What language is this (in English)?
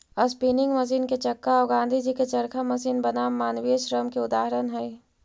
Magahi